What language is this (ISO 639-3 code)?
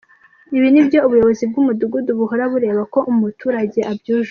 kin